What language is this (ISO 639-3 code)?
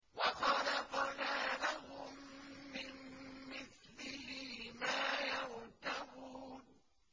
ara